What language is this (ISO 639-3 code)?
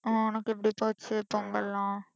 tam